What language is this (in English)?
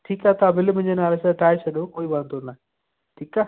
Sindhi